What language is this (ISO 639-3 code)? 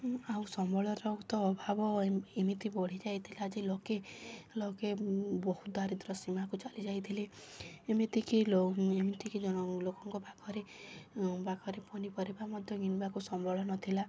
ori